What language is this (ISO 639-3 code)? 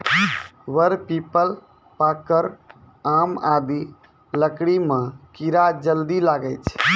mai